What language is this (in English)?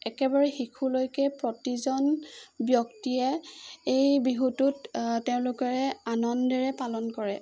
Assamese